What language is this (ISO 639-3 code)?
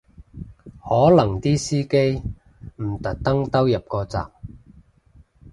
yue